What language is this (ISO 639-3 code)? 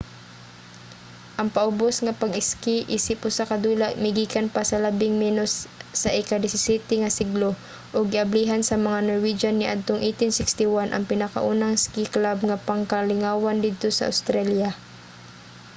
ceb